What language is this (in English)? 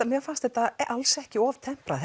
Icelandic